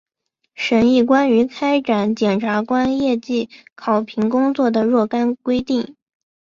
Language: Chinese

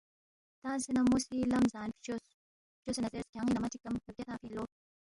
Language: Balti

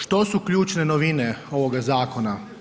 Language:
Croatian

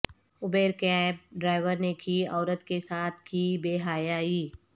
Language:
Urdu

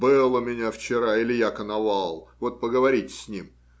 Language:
Russian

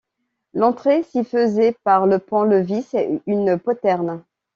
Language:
French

